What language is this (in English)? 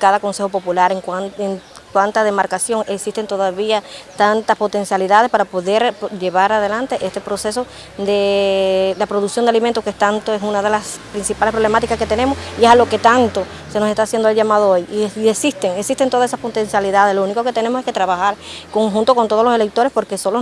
Spanish